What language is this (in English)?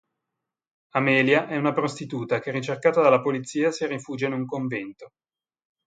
Italian